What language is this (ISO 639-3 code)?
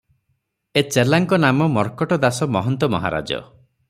ori